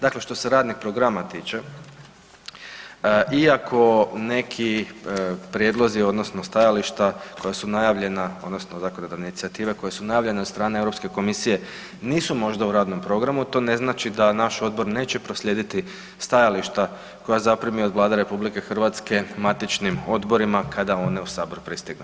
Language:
Croatian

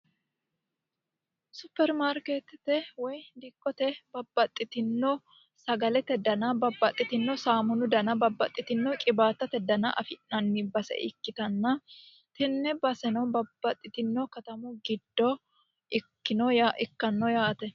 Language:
Sidamo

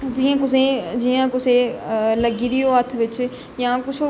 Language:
Dogri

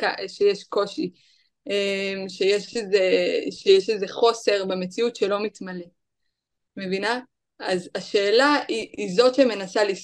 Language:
Hebrew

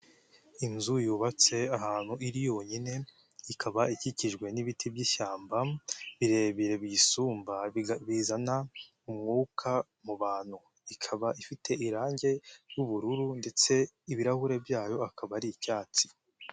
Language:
Kinyarwanda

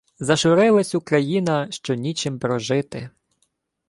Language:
Ukrainian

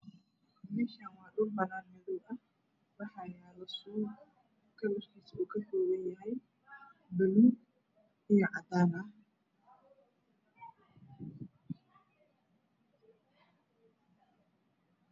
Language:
Somali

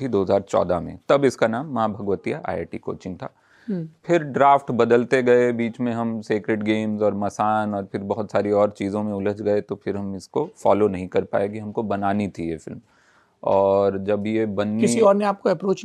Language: Hindi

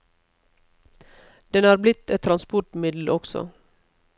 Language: Norwegian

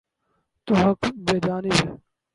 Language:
Urdu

